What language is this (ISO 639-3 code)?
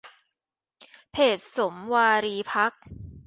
tha